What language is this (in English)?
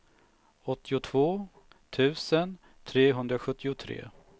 Swedish